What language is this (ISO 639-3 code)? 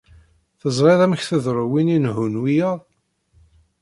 kab